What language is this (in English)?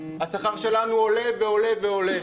Hebrew